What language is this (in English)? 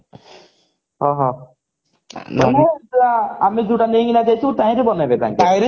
Odia